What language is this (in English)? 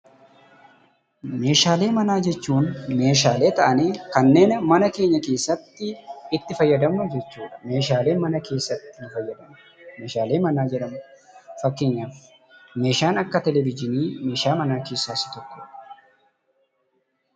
Oromo